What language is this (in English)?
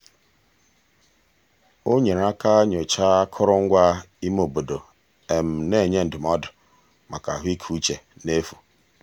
Igbo